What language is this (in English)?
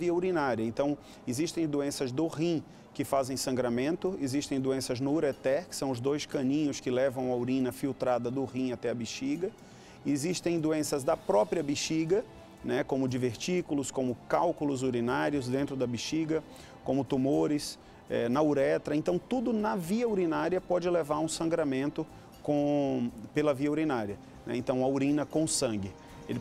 Portuguese